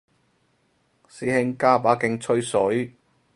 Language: Cantonese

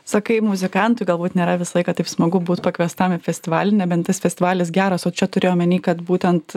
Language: Lithuanian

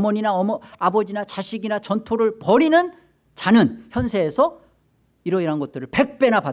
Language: Korean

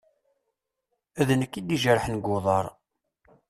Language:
Kabyle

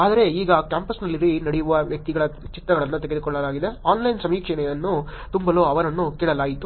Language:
Kannada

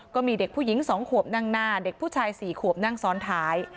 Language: Thai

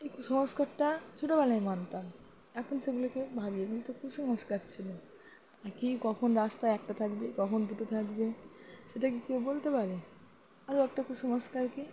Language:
Bangla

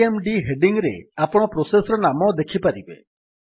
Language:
Odia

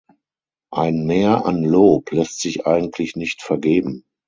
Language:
German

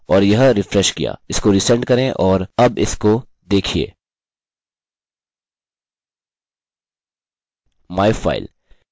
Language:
Hindi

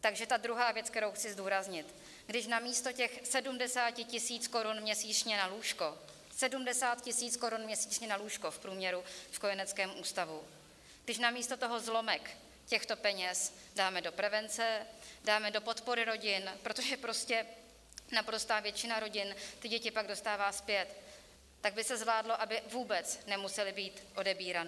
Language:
Czech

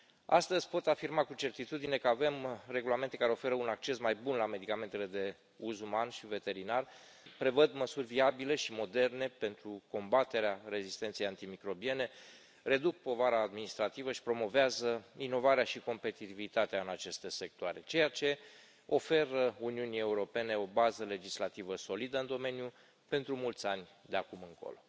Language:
Romanian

